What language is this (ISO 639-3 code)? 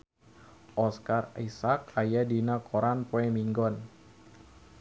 sun